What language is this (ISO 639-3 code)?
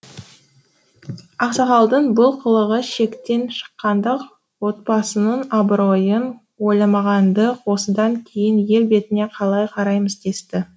kaz